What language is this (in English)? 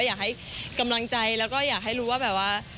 Thai